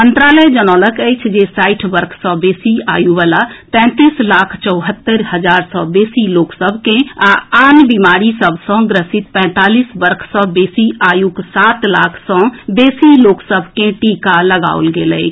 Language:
Maithili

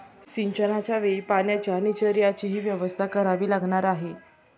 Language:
Marathi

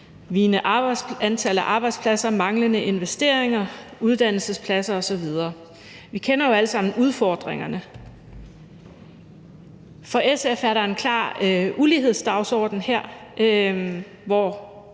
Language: Danish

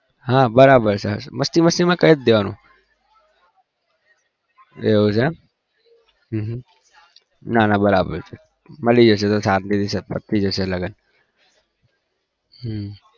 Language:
Gujarati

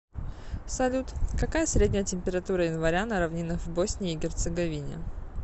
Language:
Russian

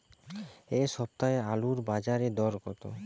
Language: Bangla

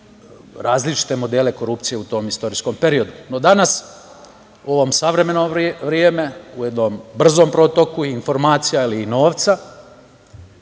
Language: Serbian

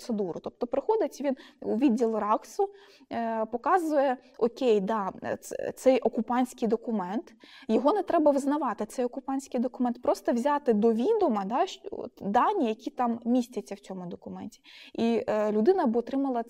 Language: Ukrainian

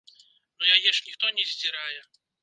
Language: Belarusian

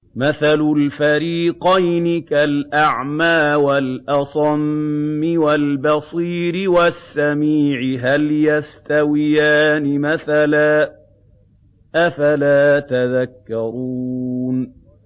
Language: Arabic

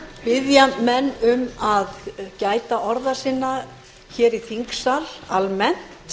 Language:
Icelandic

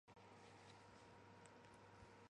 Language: Chinese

